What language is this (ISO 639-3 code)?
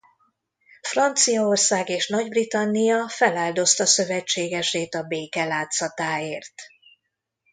hun